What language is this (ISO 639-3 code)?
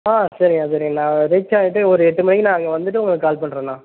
tam